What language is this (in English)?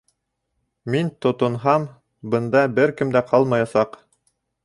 Bashkir